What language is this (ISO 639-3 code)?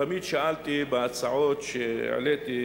heb